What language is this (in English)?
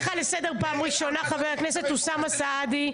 Hebrew